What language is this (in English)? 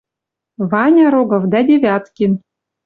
Western Mari